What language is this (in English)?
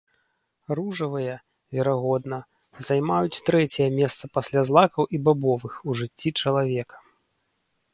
Belarusian